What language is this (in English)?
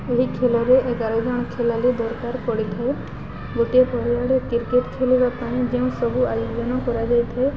Odia